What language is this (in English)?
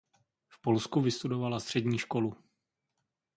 Czech